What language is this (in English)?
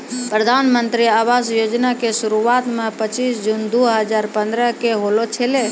Maithili